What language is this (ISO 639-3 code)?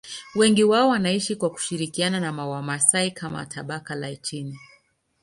swa